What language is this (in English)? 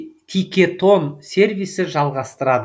Kazakh